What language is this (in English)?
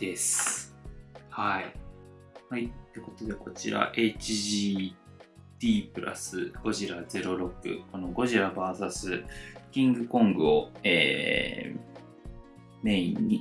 Japanese